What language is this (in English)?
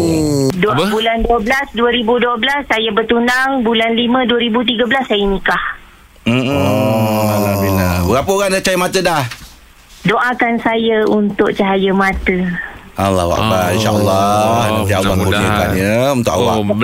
Malay